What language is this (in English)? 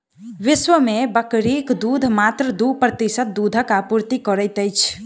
Maithili